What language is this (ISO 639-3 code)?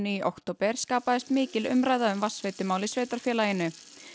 isl